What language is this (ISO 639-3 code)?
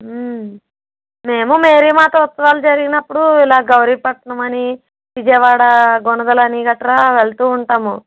tel